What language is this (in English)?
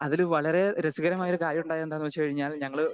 Malayalam